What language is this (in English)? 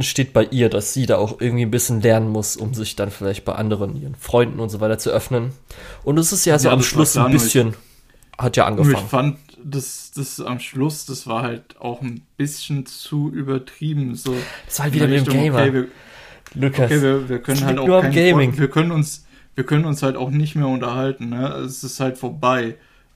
German